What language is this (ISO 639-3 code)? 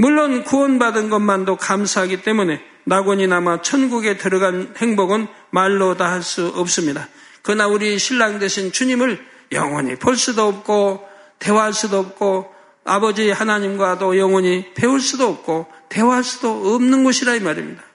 kor